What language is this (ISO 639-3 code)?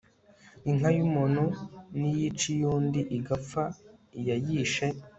kin